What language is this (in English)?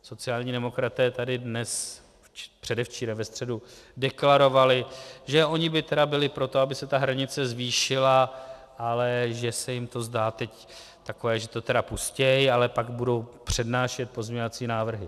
Czech